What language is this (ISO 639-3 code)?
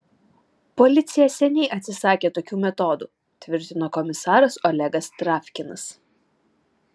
lit